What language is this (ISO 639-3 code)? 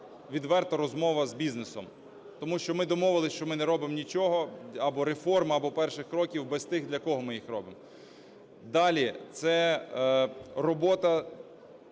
ukr